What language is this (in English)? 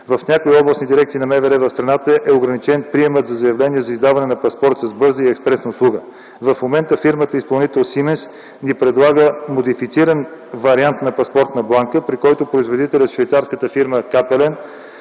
Bulgarian